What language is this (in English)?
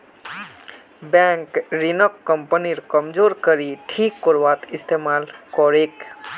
Magahi